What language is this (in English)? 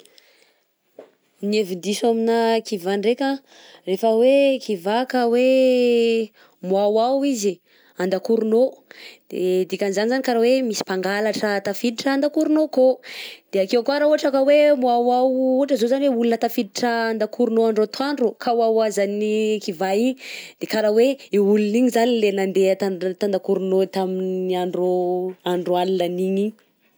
Southern Betsimisaraka Malagasy